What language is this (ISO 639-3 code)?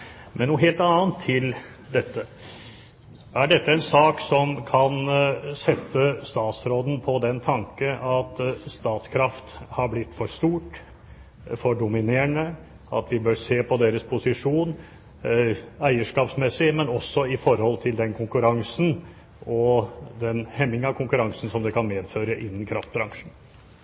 nob